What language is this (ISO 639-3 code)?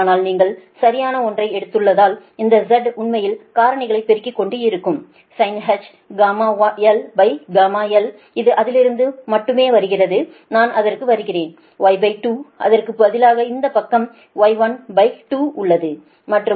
tam